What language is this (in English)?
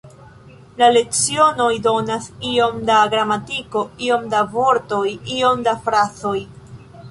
Esperanto